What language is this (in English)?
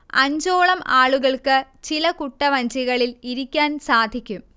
Malayalam